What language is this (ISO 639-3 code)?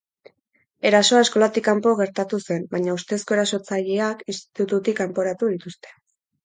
eus